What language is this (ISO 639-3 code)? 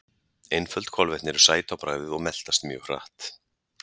isl